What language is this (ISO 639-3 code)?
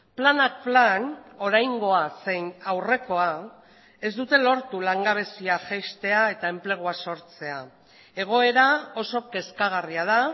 eus